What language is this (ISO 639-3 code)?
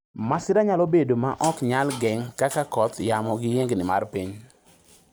luo